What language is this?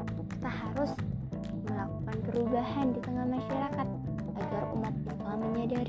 Indonesian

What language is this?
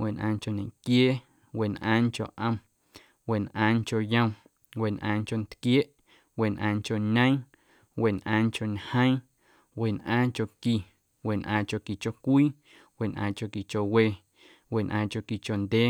Guerrero Amuzgo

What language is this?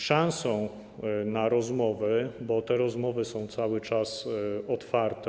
Polish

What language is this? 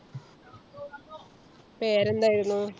Malayalam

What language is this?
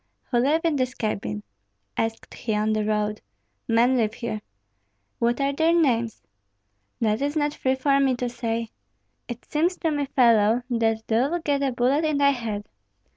English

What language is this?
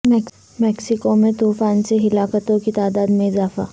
Urdu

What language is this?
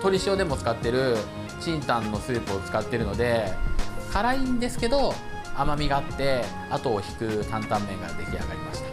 Japanese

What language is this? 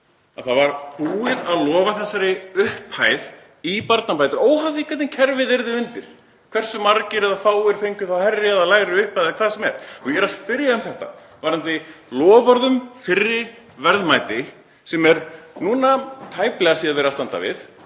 Icelandic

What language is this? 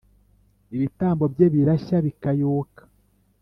Kinyarwanda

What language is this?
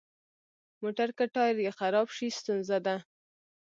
Pashto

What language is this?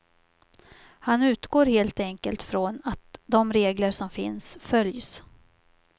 Swedish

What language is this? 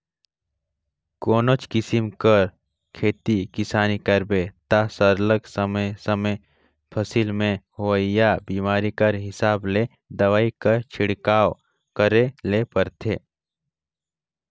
Chhattisgarhi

